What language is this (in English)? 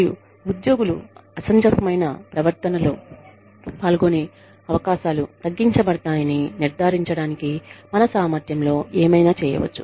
Telugu